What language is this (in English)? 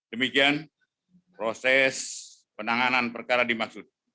Indonesian